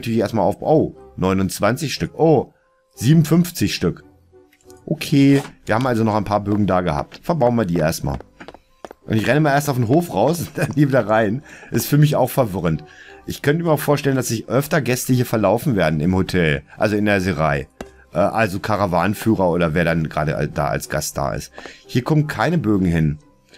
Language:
German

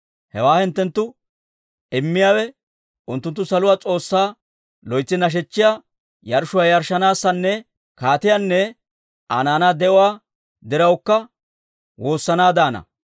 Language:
Dawro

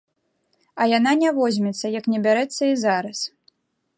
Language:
Belarusian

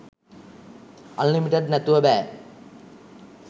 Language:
Sinhala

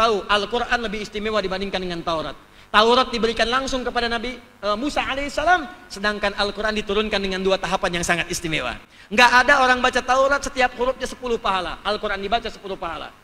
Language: Indonesian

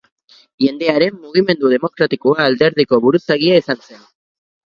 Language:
Basque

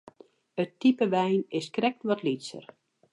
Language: Western Frisian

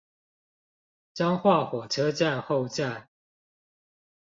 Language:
Chinese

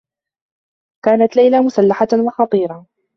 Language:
Arabic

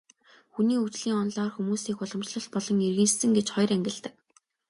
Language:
Mongolian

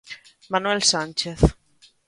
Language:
Galician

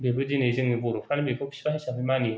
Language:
Bodo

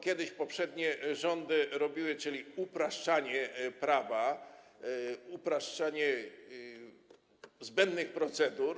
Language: Polish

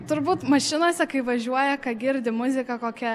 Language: Lithuanian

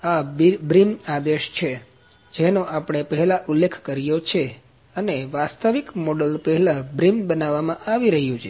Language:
Gujarati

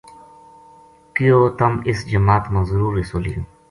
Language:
Gujari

